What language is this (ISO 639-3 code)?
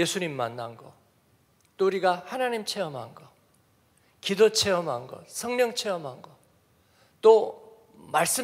kor